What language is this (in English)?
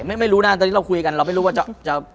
Thai